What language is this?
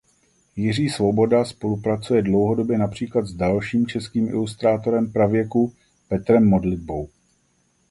Czech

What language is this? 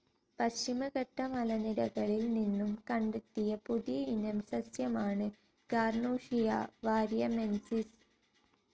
Malayalam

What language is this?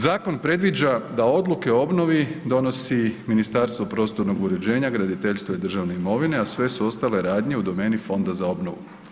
Croatian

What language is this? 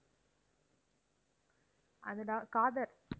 Tamil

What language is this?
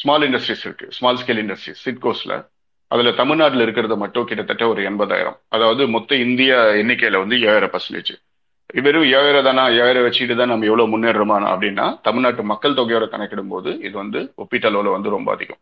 Tamil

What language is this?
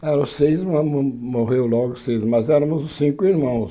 Portuguese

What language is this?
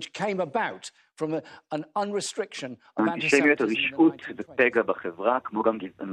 Hebrew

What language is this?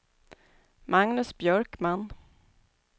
Swedish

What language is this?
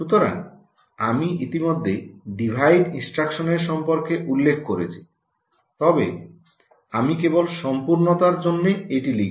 Bangla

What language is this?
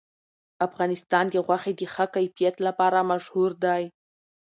Pashto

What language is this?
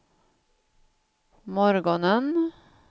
Swedish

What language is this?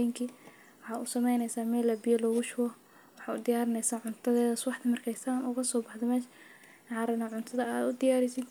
Somali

